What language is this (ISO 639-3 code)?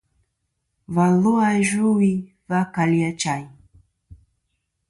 bkm